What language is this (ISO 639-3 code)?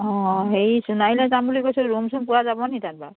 asm